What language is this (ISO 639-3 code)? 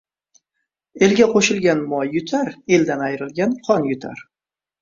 uzb